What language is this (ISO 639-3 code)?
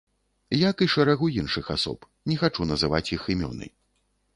bel